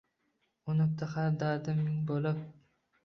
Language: Uzbek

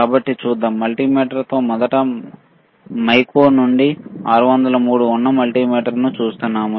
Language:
Telugu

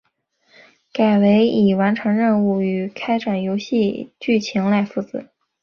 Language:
Chinese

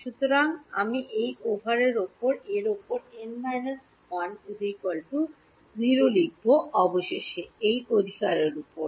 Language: Bangla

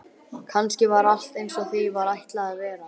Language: Icelandic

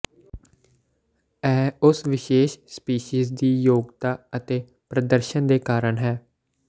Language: Punjabi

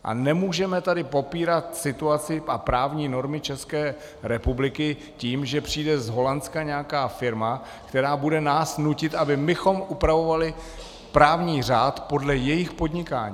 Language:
Czech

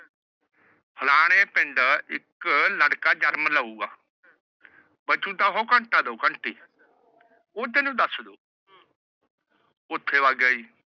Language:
Punjabi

